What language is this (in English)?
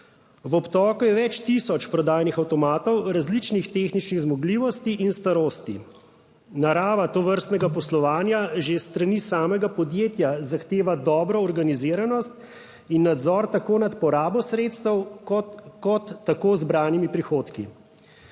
Slovenian